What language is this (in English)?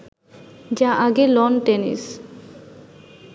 Bangla